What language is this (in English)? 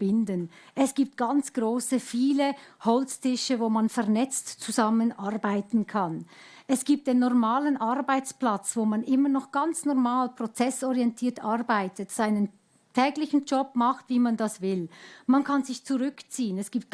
German